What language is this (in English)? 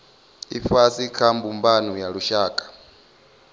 Venda